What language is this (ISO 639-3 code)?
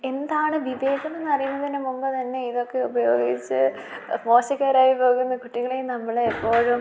mal